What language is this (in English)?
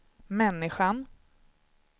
Swedish